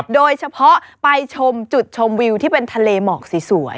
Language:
Thai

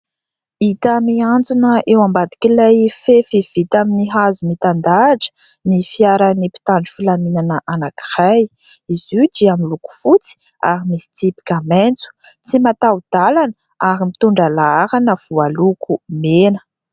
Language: Malagasy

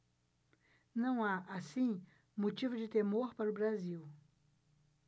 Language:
Portuguese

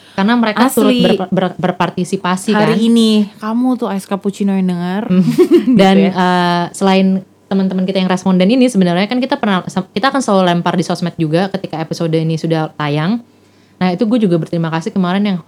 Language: Indonesian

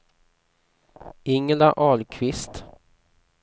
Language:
Swedish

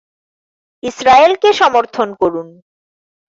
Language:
Bangla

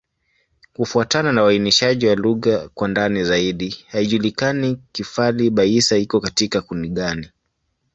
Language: Swahili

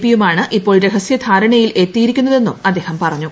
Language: Malayalam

